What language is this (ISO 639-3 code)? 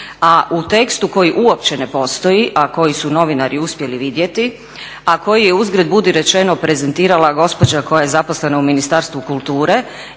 hrv